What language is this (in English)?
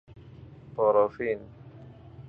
Persian